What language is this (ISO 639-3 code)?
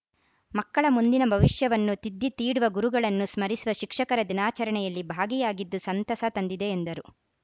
kan